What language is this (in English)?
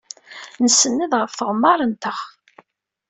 Kabyle